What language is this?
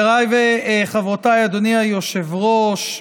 Hebrew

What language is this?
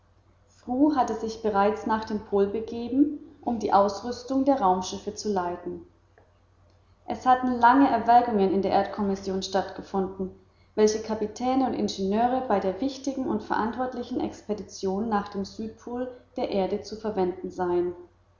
German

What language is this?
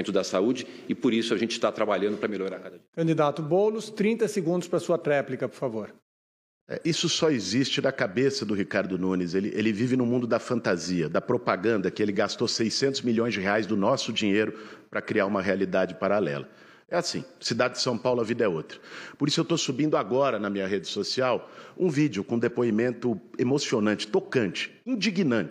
Portuguese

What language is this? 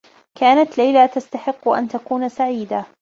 Arabic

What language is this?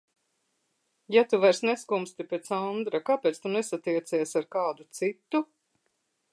Latvian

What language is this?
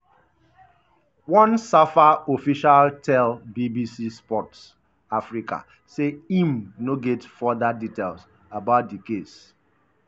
Nigerian Pidgin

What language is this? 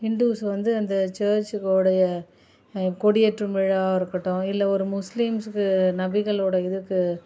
Tamil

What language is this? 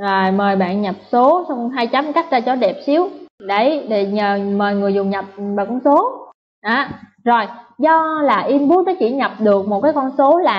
Vietnamese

